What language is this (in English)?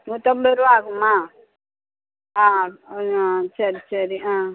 Tamil